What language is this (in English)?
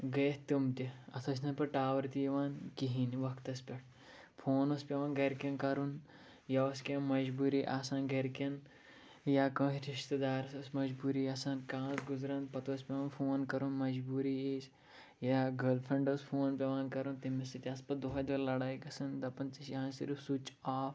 Kashmiri